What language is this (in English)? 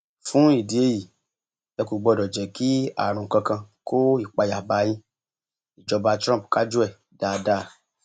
Yoruba